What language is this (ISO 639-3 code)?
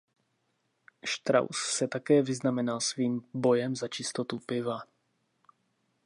ces